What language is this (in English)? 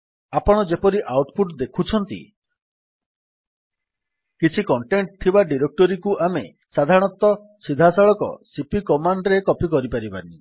Odia